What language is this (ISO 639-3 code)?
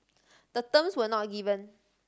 eng